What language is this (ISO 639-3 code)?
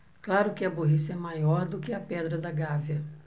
por